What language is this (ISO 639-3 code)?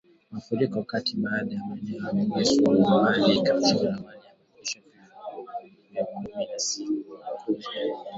swa